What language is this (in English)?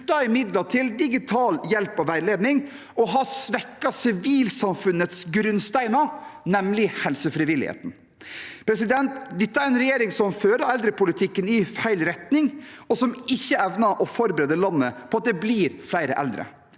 Norwegian